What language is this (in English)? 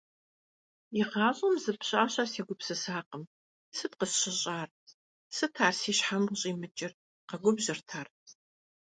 Kabardian